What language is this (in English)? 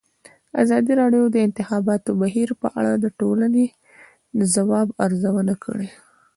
Pashto